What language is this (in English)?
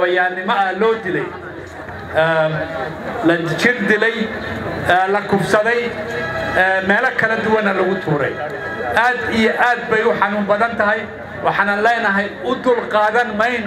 Arabic